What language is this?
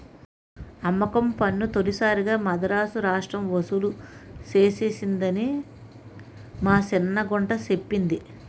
Telugu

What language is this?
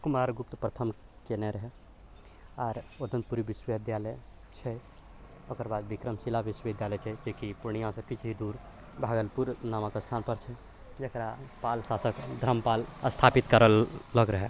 Maithili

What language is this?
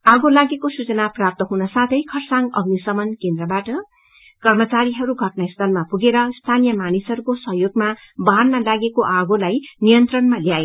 Nepali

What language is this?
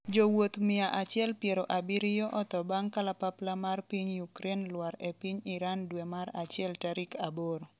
Luo (Kenya and Tanzania)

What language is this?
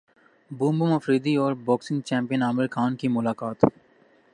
Urdu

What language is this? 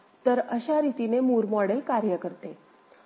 Marathi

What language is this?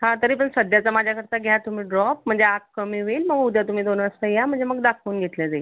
Marathi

